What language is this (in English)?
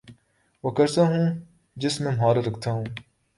Urdu